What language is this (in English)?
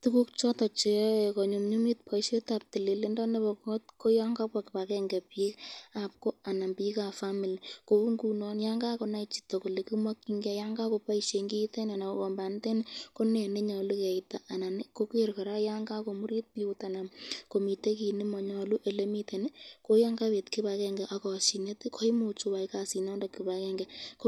Kalenjin